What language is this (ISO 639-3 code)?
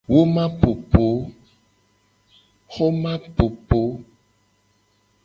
gej